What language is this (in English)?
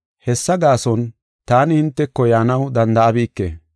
Gofa